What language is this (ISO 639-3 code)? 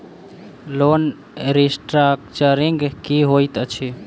mai